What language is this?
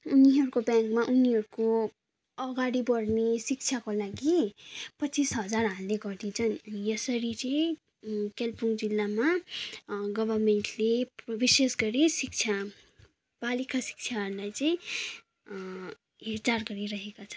Nepali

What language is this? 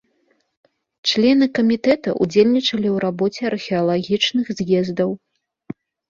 Belarusian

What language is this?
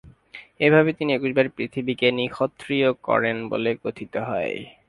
Bangla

